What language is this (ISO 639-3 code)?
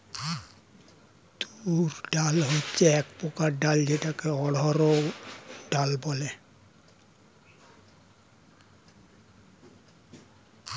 ben